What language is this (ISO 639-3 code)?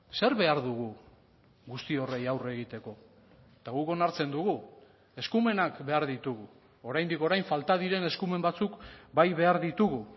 eus